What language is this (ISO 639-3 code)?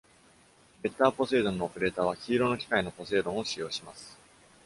jpn